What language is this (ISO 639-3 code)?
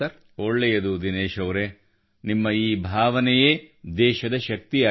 kan